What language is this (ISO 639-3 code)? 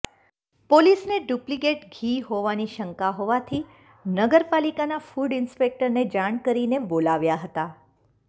guj